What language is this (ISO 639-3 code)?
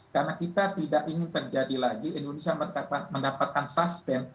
ind